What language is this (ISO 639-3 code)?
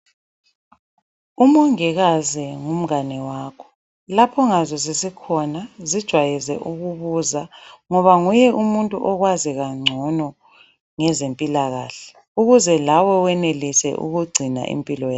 nde